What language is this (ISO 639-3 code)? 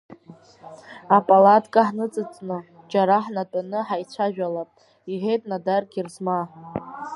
abk